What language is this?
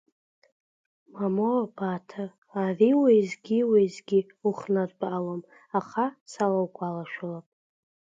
Abkhazian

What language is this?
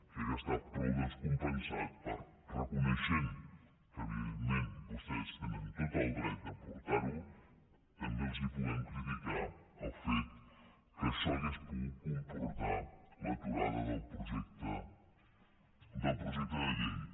Catalan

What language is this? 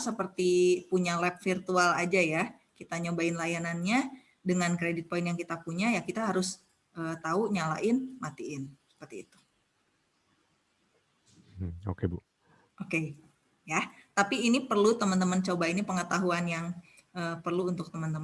Indonesian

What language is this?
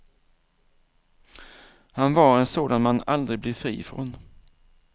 Swedish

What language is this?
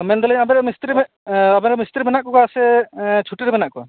Santali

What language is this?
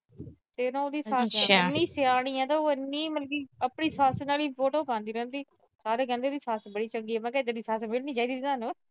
Punjabi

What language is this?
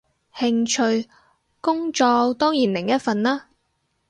Cantonese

